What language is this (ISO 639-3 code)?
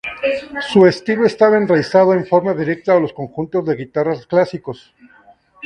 spa